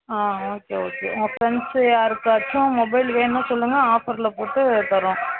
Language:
Tamil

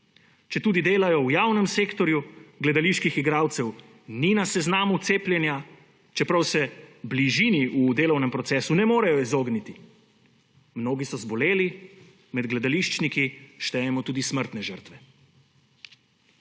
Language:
Slovenian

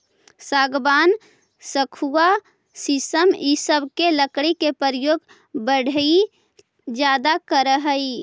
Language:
Magahi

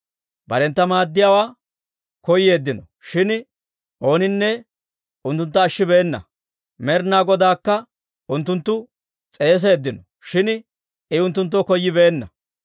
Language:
Dawro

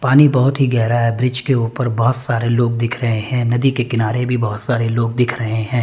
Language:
Hindi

